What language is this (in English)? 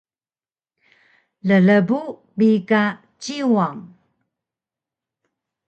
Taroko